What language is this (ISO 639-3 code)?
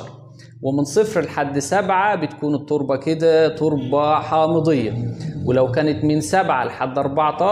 ara